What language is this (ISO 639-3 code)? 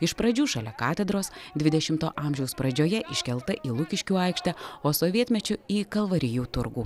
lit